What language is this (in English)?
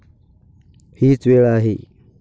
Marathi